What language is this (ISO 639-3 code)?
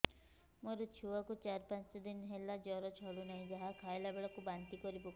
ori